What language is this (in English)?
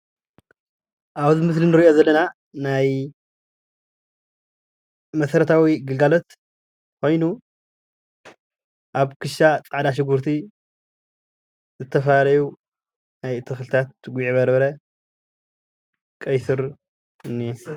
Tigrinya